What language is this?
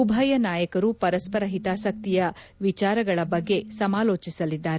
Kannada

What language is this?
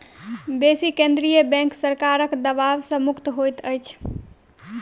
Maithili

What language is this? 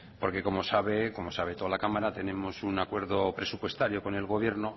Spanish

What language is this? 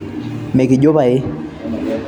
Masai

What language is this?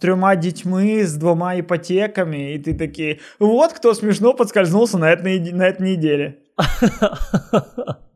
Ukrainian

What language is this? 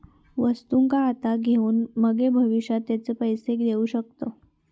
Marathi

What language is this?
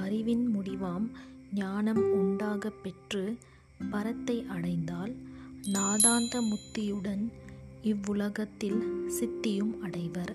Tamil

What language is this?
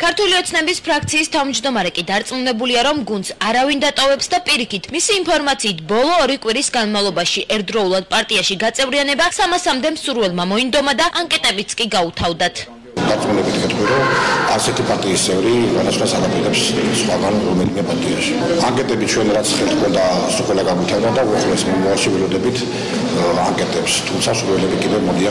Romanian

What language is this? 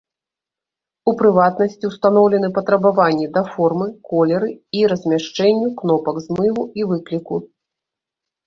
Belarusian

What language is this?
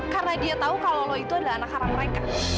Indonesian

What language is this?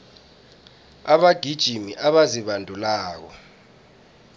South Ndebele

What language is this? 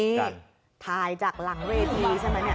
Thai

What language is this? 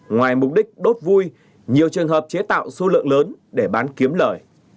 Vietnamese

